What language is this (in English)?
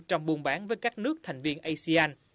Vietnamese